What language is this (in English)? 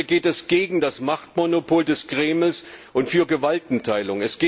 German